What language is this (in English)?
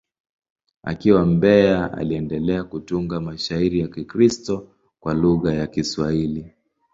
Swahili